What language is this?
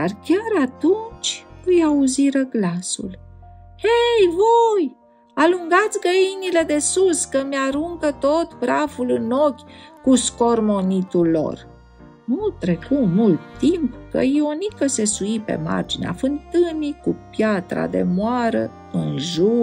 Romanian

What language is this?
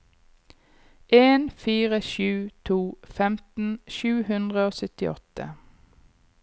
Norwegian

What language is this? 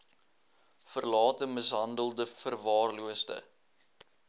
Afrikaans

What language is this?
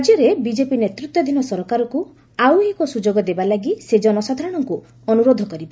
Odia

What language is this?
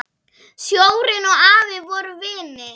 Icelandic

